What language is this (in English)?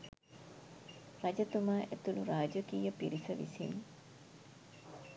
Sinhala